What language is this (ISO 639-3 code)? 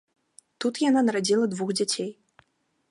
bel